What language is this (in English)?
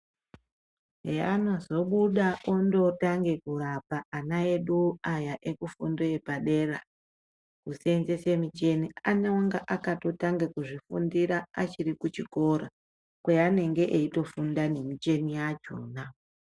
Ndau